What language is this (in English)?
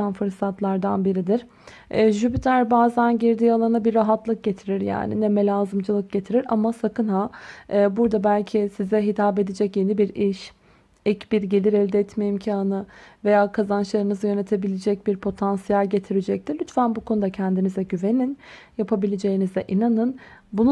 Turkish